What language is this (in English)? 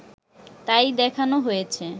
Bangla